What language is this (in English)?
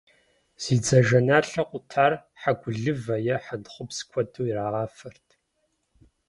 Kabardian